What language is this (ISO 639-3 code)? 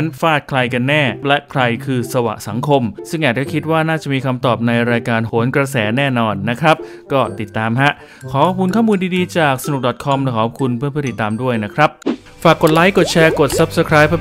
tha